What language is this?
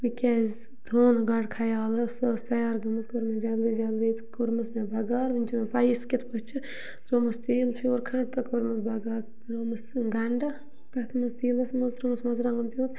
Kashmiri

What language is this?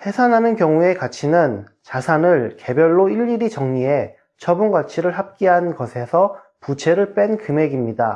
Korean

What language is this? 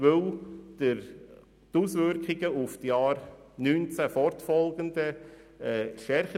Swiss German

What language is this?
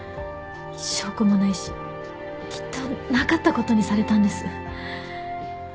Japanese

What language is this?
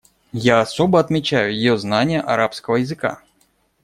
Russian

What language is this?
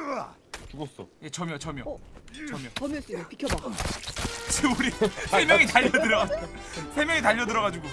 Korean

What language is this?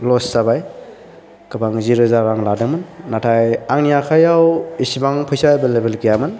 Bodo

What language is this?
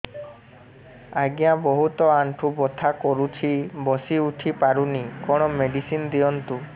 Odia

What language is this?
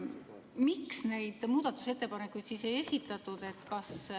Estonian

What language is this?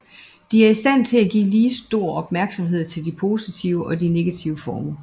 Danish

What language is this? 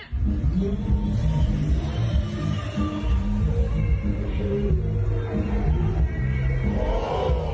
Thai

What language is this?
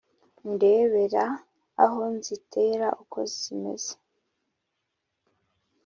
Kinyarwanda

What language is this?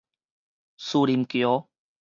Min Nan Chinese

